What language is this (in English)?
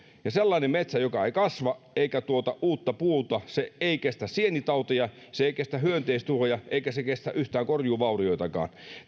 Finnish